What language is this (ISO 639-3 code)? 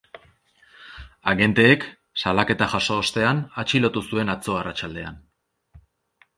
eus